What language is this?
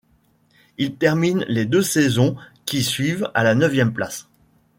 French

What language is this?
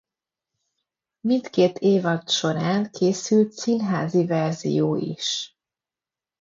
Hungarian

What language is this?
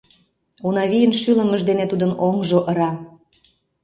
Mari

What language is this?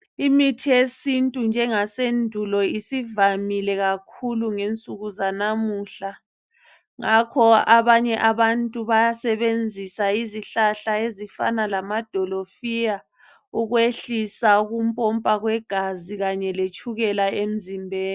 North Ndebele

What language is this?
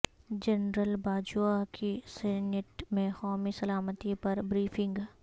Urdu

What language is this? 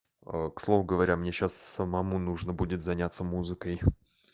Russian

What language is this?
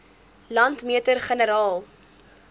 Afrikaans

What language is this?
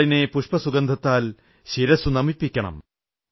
Malayalam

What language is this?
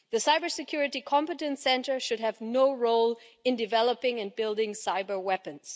English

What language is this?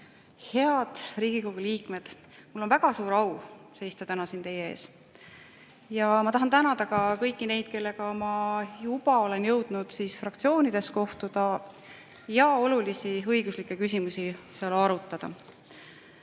Estonian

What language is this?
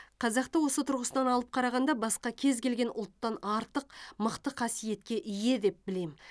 Kazakh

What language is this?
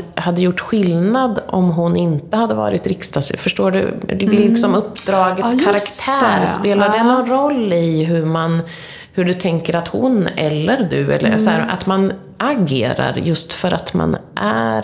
Swedish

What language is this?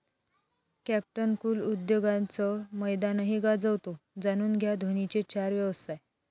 Marathi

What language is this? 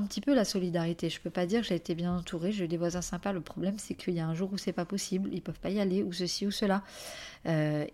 French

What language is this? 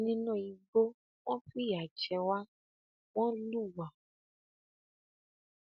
Yoruba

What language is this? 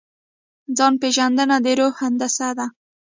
Pashto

